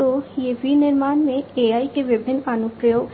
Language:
Hindi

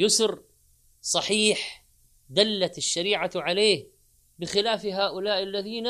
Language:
Arabic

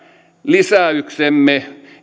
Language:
Finnish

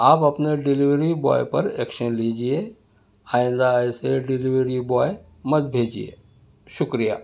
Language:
Urdu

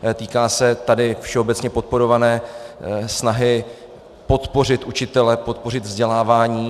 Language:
Czech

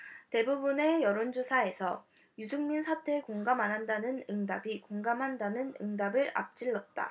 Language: Korean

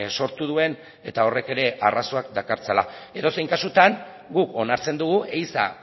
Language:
Basque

